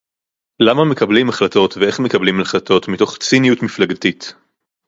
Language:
Hebrew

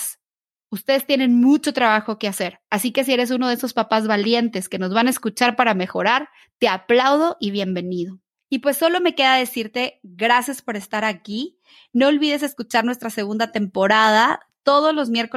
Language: Spanish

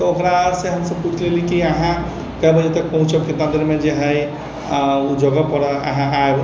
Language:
Maithili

